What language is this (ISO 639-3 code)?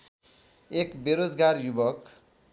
nep